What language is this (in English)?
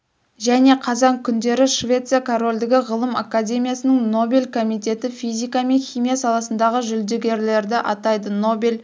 Kazakh